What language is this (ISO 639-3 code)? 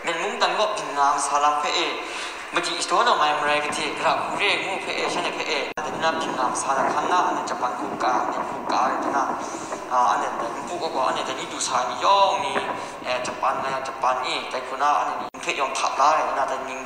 tha